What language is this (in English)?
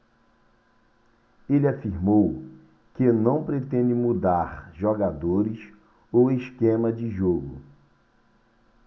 Portuguese